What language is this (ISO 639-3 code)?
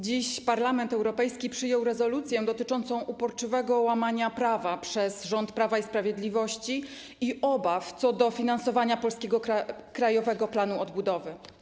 pol